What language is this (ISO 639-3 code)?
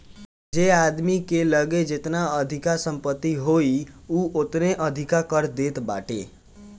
bho